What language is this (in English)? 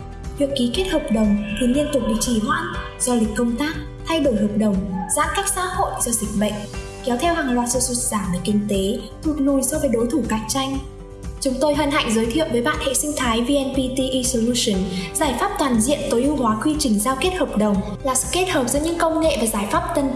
Vietnamese